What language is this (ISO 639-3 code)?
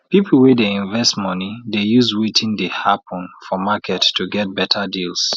pcm